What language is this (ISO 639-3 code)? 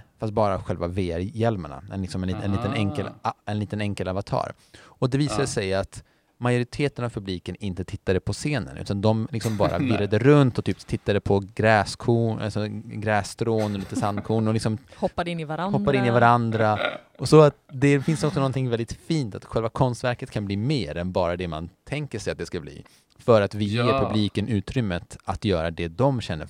swe